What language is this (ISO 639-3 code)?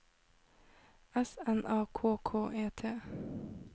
nor